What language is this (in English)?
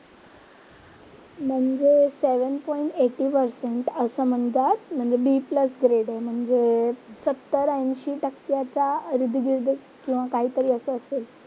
Marathi